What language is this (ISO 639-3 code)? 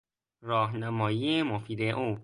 fas